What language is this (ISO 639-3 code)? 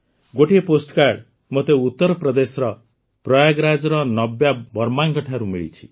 ori